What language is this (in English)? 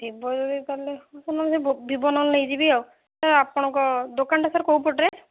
Odia